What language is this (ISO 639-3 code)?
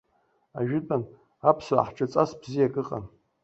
abk